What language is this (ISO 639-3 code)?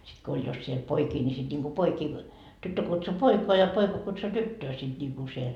fin